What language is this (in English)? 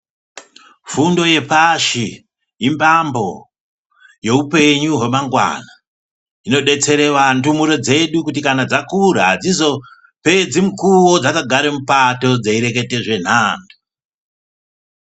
Ndau